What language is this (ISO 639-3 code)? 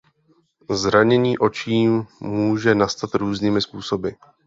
ces